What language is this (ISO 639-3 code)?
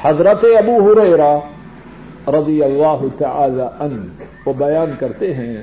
urd